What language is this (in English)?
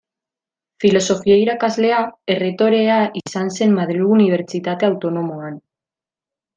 Basque